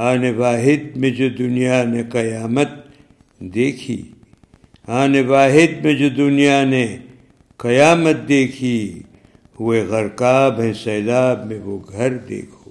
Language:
Urdu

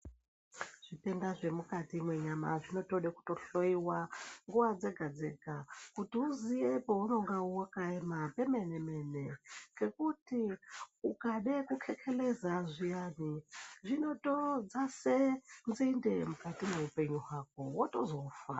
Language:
Ndau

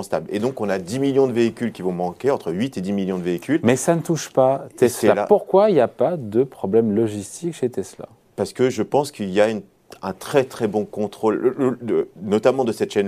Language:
French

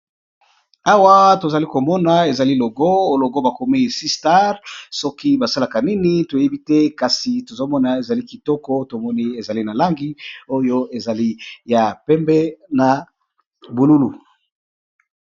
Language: Lingala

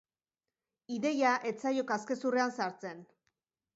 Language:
Basque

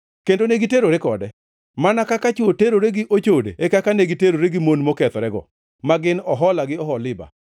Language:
Luo (Kenya and Tanzania)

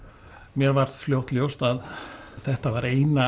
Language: Icelandic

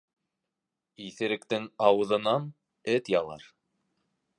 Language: Bashkir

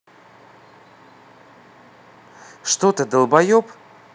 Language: Russian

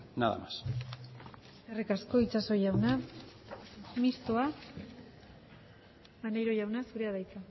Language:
Basque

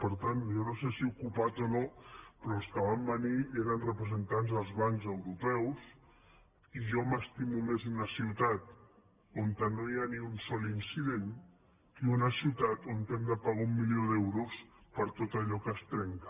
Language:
Catalan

